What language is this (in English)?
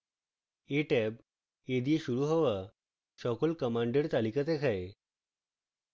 Bangla